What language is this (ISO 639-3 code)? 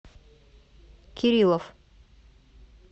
rus